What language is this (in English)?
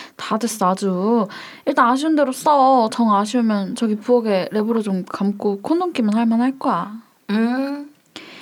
Korean